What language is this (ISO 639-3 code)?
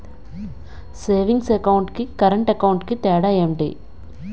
tel